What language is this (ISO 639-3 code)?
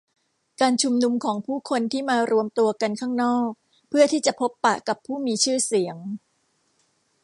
tha